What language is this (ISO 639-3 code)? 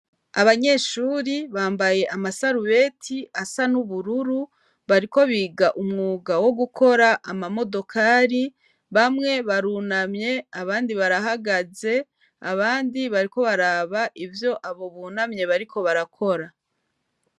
run